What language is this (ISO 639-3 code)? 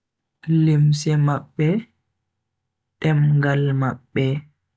fui